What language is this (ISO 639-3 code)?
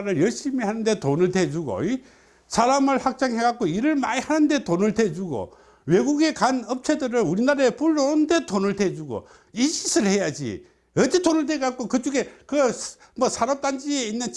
kor